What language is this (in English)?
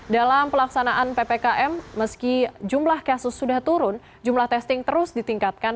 Indonesian